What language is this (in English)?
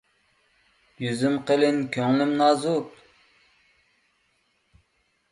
Uyghur